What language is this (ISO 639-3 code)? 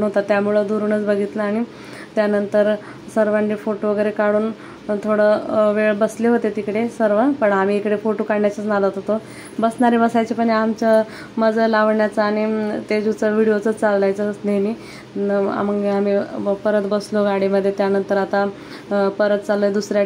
mar